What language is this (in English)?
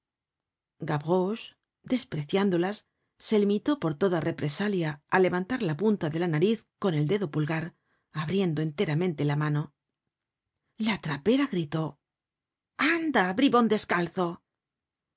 Spanish